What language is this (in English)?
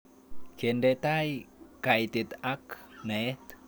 Kalenjin